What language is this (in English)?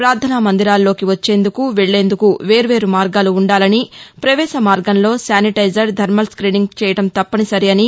Telugu